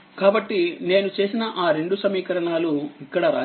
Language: Telugu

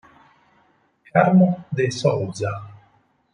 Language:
Italian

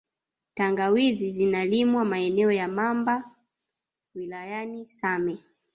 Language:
Swahili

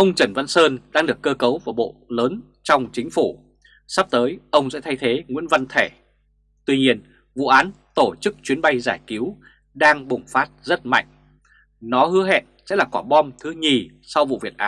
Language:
Vietnamese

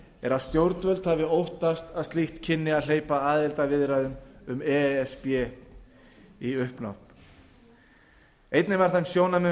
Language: Icelandic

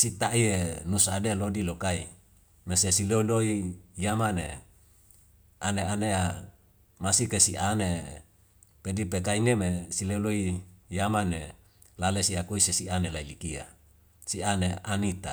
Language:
Wemale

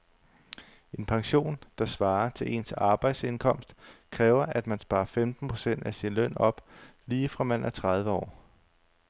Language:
Danish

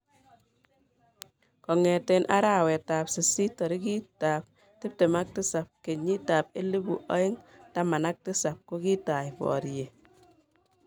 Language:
Kalenjin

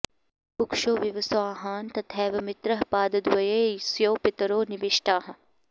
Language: Sanskrit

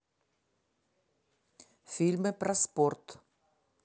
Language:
Russian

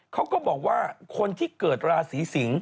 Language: Thai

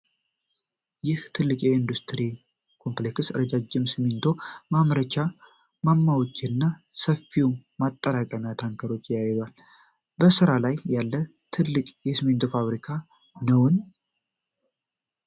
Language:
Amharic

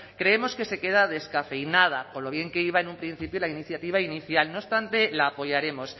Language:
Spanish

